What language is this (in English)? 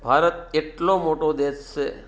Gujarati